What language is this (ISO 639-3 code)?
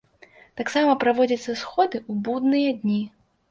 bel